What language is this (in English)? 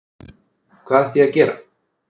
Icelandic